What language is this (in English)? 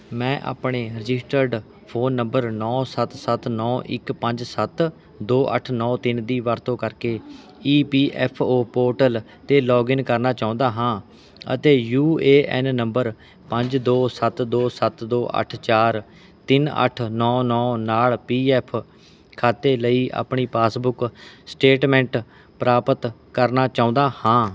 Punjabi